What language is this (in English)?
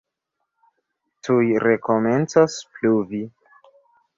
Esperanto